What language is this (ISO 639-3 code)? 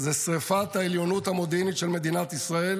heb